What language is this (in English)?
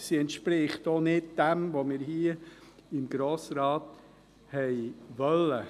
Swiss German